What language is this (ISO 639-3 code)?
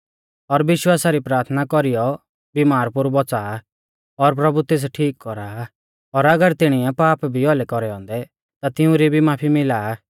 bfz